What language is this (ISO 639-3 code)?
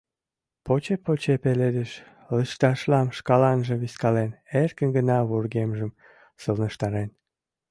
chm